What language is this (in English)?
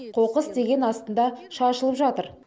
Kazakh